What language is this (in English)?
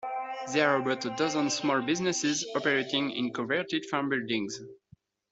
English